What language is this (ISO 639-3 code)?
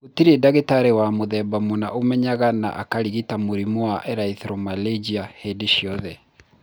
kik